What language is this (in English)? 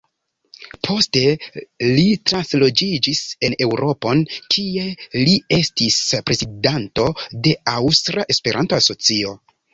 Esperanto